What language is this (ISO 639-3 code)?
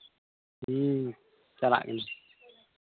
sat